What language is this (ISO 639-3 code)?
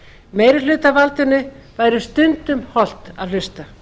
isl